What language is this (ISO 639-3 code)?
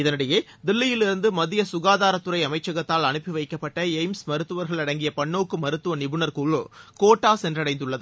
tam